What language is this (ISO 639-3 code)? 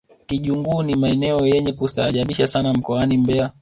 swa